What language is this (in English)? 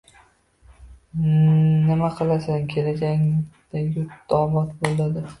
Uzbek